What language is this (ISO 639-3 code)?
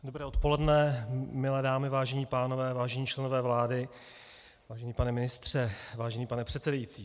ces